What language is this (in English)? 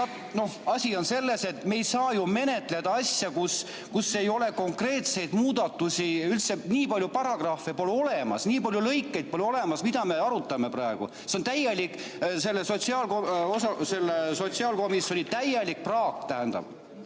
Estonian